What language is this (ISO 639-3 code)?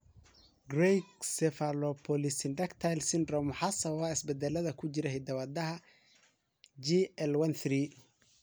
som